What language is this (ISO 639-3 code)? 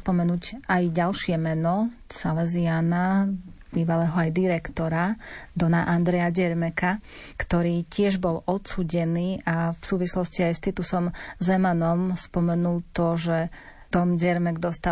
slk